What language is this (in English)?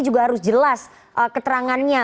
Indonesian